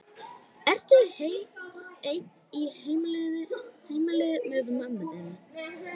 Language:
Icelandic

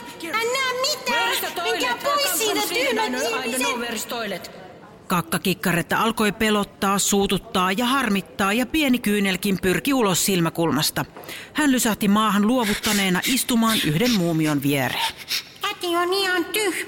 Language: Finnish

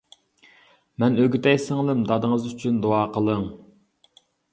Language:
Uyghur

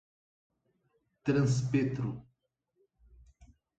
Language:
Portuguese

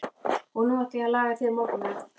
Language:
Icelandic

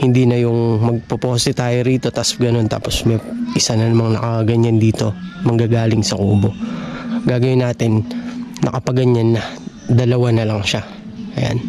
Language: Filipino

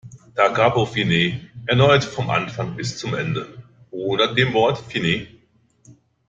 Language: German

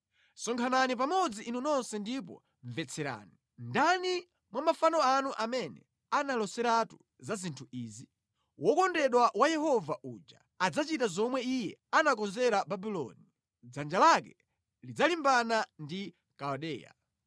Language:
Nyanja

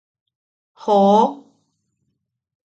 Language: Yaqui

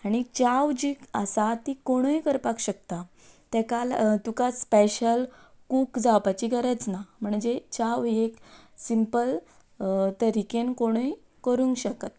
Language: Konkani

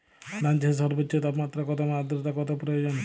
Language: Bangla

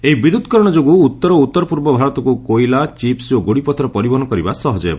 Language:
Odia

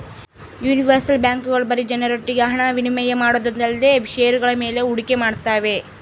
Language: Kannada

